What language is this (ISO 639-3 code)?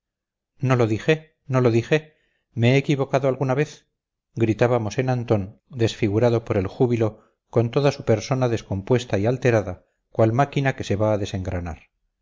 spa